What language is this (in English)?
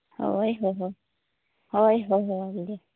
Santali